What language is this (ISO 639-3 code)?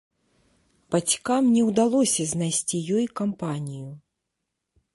bel